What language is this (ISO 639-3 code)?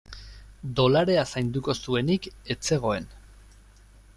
eus